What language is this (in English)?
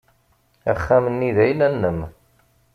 Kabyle